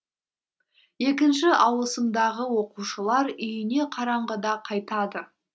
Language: Kazakh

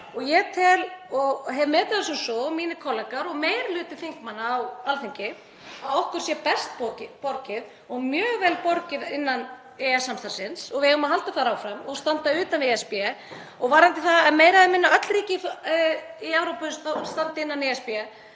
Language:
Icelandic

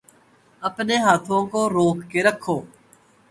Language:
Urdu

